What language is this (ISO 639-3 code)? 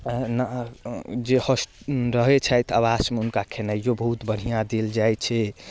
mai